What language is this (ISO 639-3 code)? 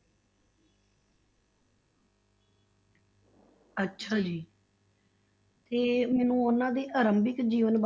pan